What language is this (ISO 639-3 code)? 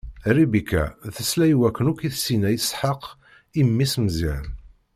kab